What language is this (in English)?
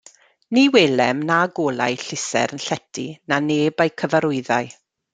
Welsh